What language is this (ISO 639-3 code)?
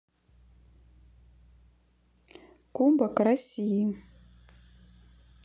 rus